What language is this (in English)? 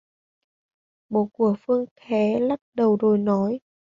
Vietnamese